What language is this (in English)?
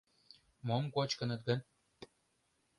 Mari